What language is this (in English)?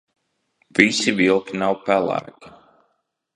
Latvian